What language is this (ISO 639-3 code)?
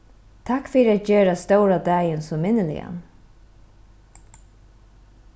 fao